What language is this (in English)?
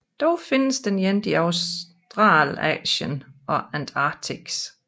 Danish